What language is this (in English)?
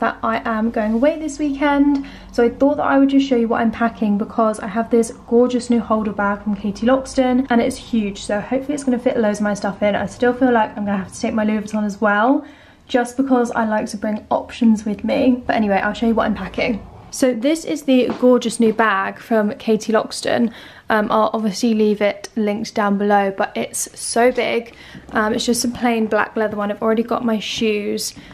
English